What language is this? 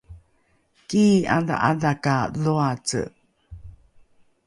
Rukai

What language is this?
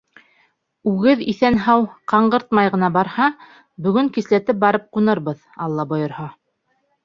Bashkir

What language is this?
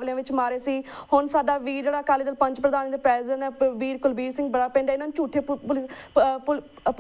Dutch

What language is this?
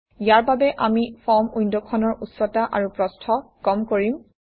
Assamese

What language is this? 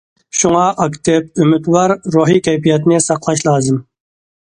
Uyghur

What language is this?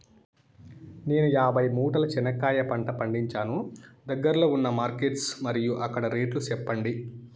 Telugu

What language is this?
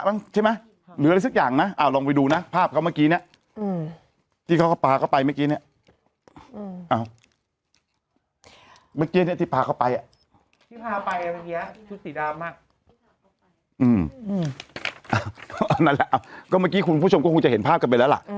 Thai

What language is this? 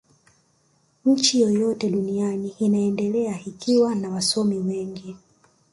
Swahili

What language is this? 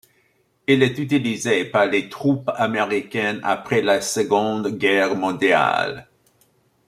French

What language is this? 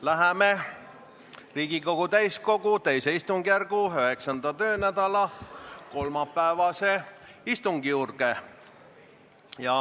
Estonian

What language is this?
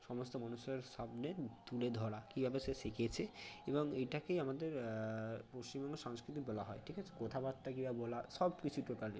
Bangla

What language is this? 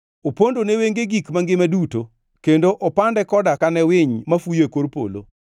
Luo (Kenya and Tanzania)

